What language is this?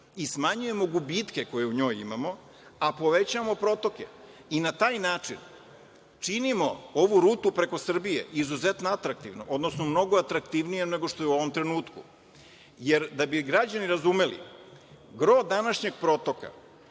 Serbian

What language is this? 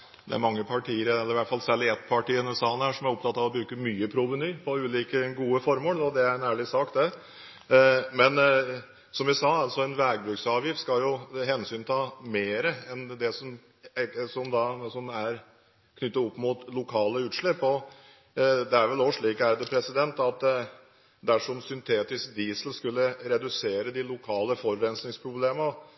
Norwegian Bokmål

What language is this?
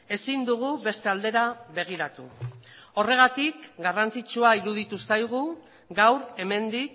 Basque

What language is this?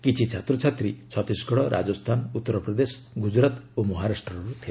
Odia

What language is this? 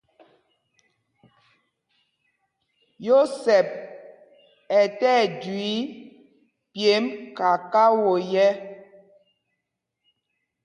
Mpumpong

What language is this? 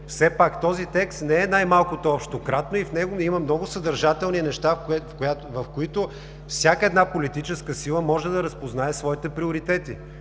Bulgarian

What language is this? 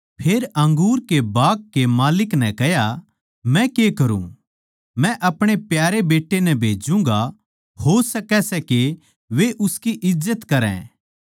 Haryanvi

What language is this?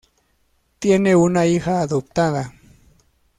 Spanish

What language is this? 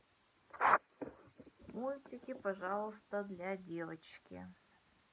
Russian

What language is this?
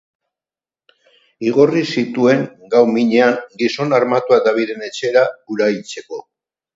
Basque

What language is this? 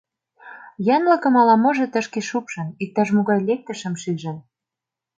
Mari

